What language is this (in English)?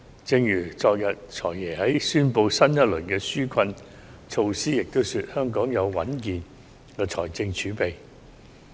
Cantonese